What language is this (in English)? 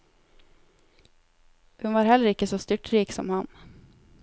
Norwegian